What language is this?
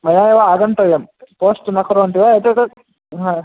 Sanskrit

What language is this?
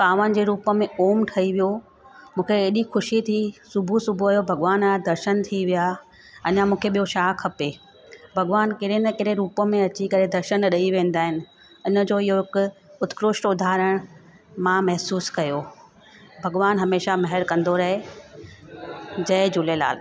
Sindhi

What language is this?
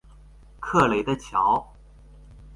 Chinese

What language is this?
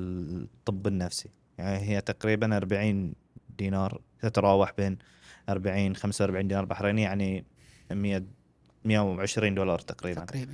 Arabic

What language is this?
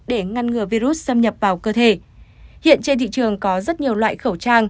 Vietnamese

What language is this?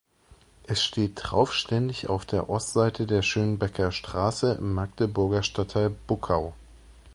German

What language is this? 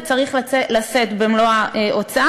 Hebrew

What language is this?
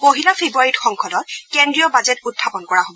Assamese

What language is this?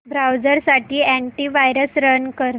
Marathi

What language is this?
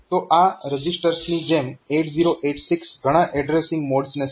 Gujarati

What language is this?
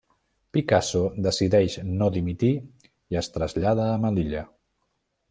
Catalan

